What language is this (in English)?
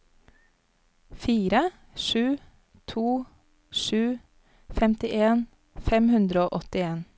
Norwegian